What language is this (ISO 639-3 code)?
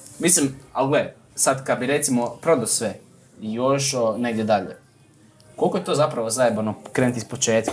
hrv